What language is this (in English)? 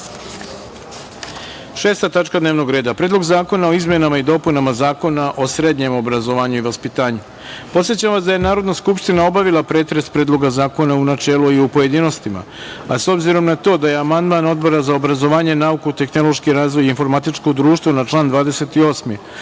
Serbian